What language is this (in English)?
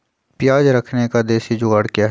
Magahi